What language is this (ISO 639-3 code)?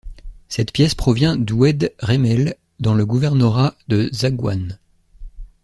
fra